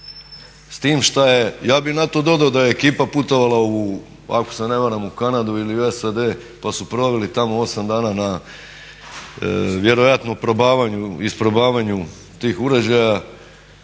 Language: Croatian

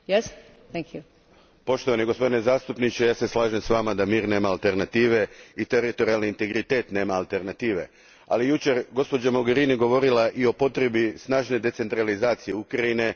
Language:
Croatian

